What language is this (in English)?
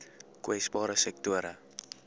Afrikaans